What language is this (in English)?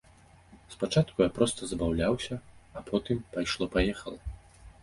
Belarusian